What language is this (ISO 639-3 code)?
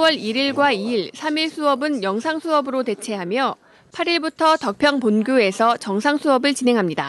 kor